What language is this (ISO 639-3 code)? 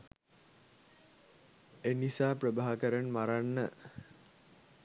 sin